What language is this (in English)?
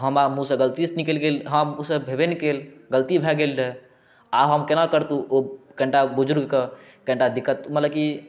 Maithili